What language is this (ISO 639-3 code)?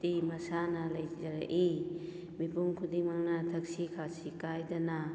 mni